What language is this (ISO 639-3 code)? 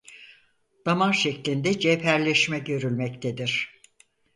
tur